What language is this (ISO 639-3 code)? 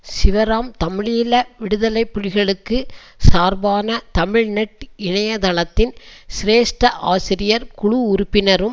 tam